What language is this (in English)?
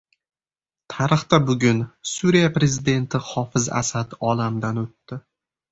Uzbek